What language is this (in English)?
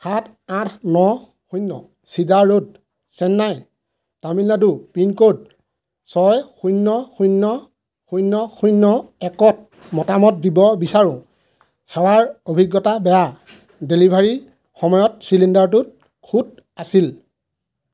Assamese